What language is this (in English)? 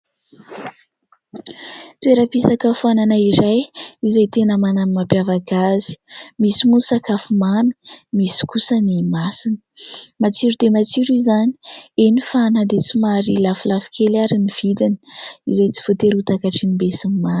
Malagasy